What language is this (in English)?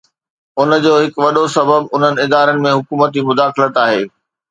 Sindhi